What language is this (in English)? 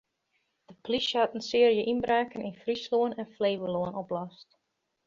Western Frisian